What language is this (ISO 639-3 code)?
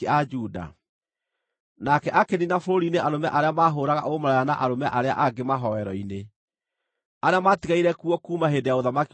kik